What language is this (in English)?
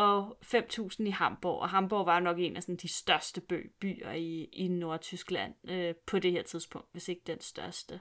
Danish